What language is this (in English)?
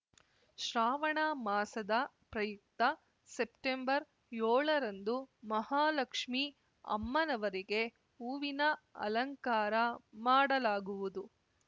Kannada